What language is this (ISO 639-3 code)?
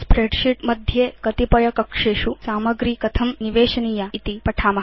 san